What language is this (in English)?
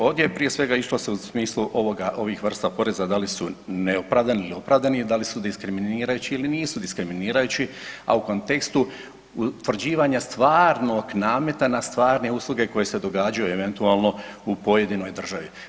Croatian